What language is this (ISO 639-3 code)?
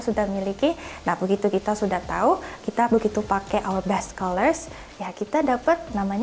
ind